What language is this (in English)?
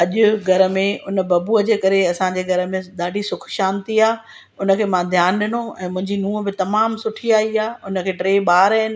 Sindhi